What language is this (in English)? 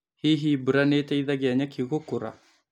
Kikuyu